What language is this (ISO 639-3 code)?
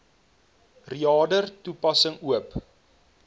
afr